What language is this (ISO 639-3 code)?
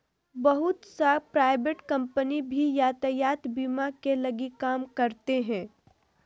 mag